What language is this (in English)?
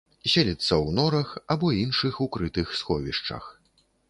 Belarusian